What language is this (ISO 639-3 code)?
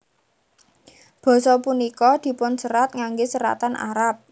jav